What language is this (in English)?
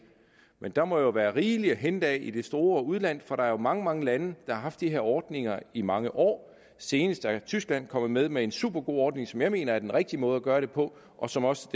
Danish